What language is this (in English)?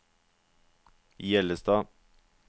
Norwegian